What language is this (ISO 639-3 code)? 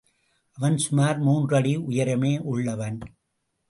tam